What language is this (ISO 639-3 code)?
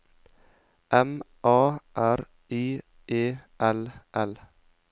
nor